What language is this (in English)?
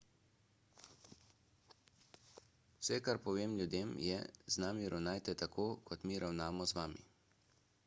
Slovenian